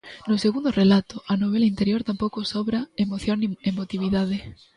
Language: Galician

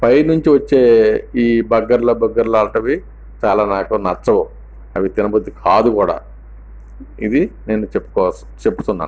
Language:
Telugu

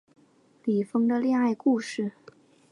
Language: Chinese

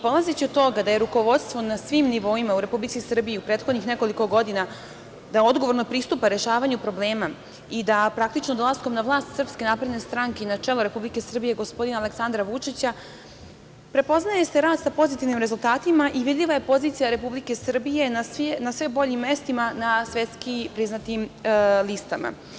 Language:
Serbian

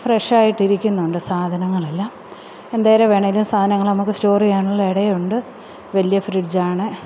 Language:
Malayalam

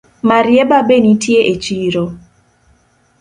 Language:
Luo (Kenya and Tanzania)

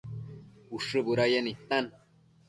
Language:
Matsés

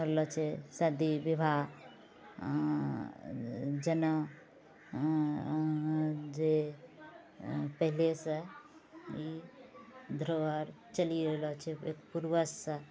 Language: Maithili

